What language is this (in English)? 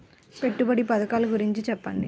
Telugu